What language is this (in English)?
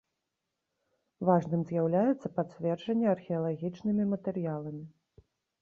Belarusian